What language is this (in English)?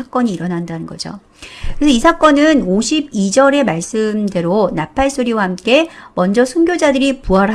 Korean